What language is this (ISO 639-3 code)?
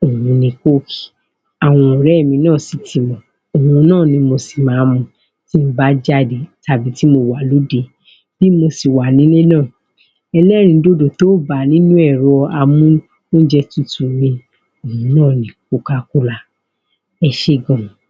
yor